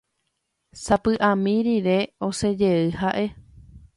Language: Guarani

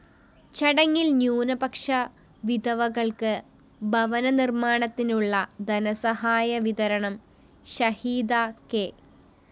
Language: Malayalam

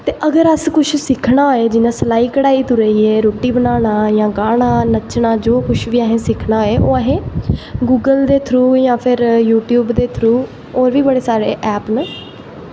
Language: Dogri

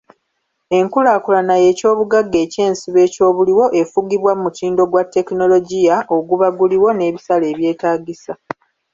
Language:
Ganda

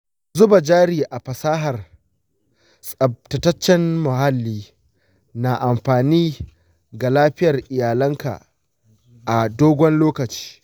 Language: Hausa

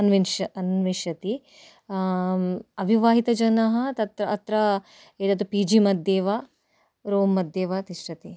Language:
Sanskrit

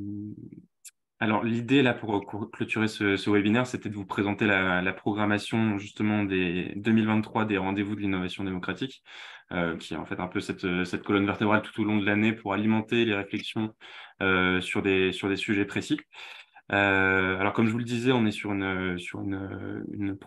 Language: French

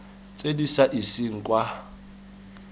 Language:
Tswana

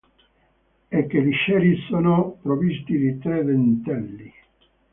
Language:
Italian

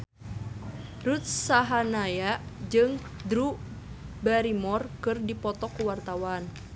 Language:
Sundanese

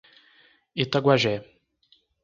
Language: Portuguese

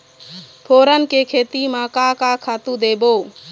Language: Chhattisgarhi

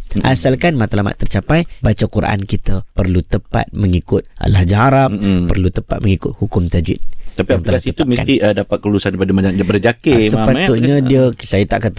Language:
Malay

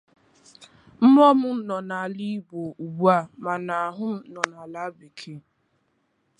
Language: Igbo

